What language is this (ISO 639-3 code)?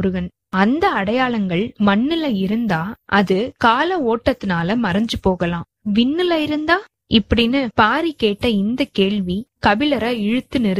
tam